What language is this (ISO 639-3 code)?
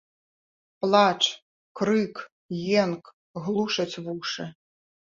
bel